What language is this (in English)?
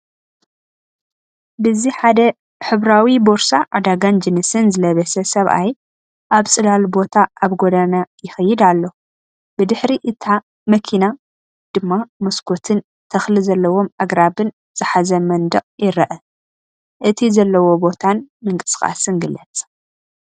Tigrinya